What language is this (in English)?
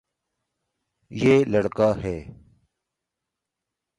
Urdu